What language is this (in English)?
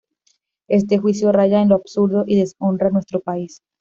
Spanish